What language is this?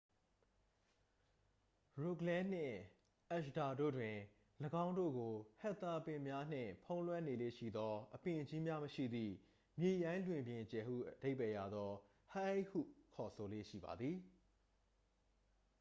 Burmese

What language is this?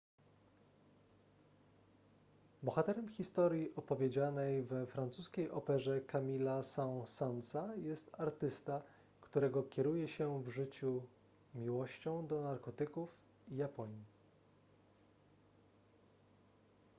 Polish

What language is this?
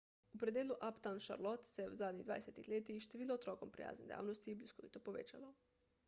Slovenian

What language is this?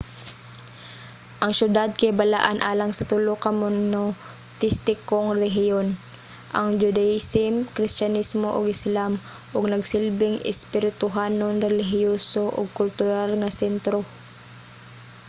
Cebuano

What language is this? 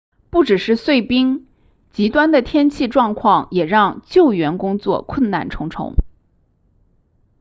Chinese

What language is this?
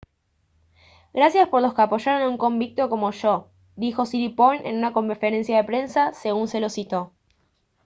Spanish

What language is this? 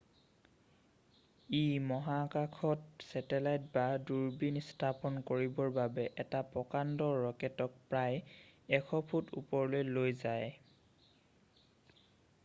Assamese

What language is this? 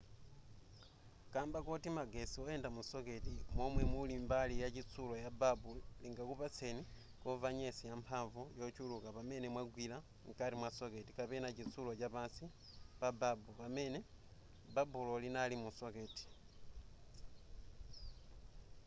Nyanja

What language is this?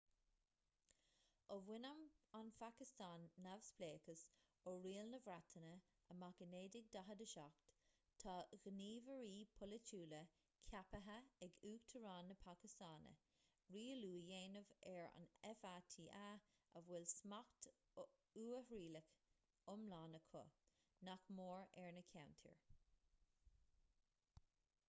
Irish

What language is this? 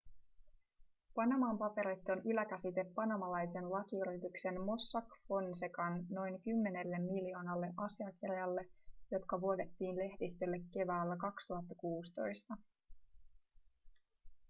Finnish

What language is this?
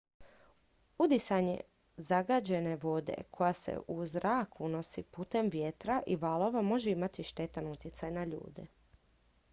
Croatian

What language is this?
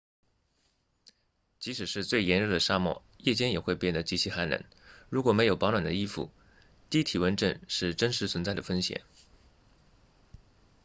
Chinese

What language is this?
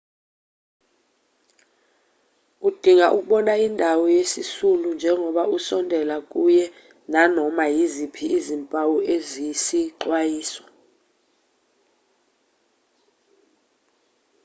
Zulu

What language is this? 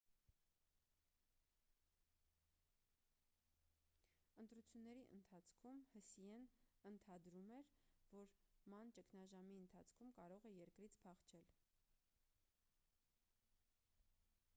Armenian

